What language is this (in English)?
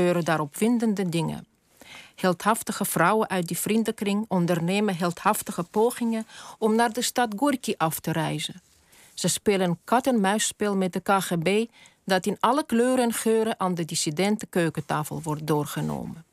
Dutch